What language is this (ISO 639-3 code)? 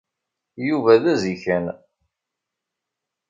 kab